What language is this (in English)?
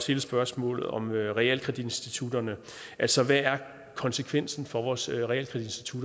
Danish